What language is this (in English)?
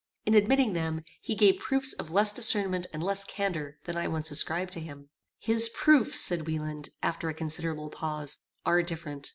English